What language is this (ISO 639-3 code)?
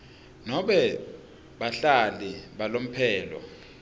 ssw